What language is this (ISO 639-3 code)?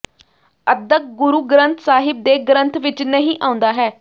pan